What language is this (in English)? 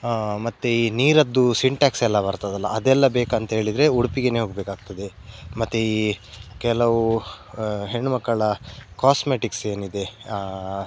Kannada